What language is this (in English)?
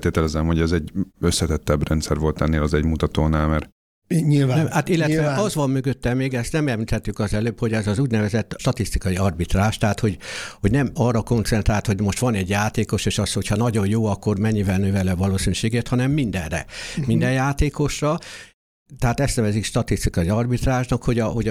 Hungarian